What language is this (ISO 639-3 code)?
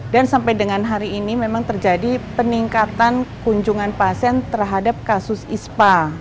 ind